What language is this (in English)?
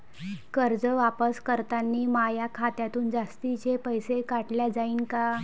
Marathi